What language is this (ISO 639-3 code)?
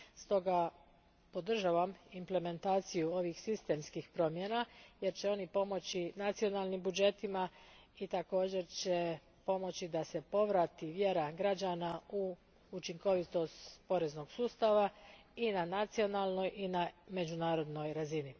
hrv